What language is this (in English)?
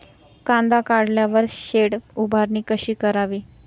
Marathi